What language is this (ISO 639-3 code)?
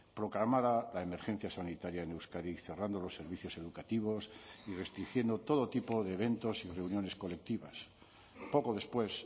spa